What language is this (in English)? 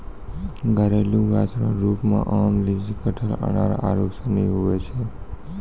Maithili